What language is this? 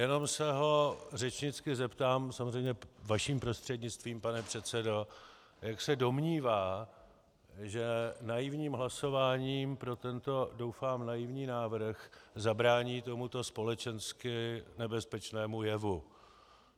Czech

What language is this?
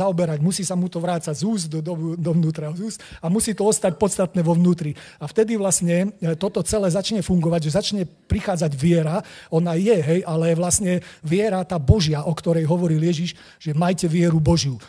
Slovak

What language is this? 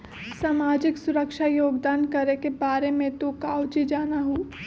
Magahi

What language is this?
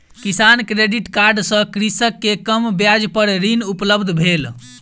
Maithili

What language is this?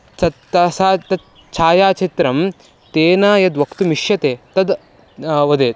Sanskrit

